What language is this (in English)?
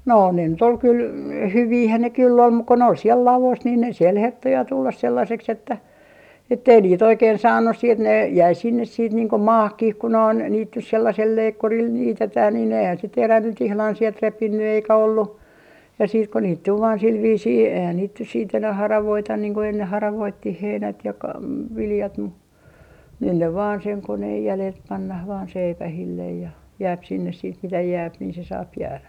Finnish